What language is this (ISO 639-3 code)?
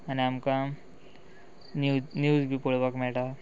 kok